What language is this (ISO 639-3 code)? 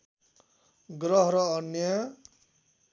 nep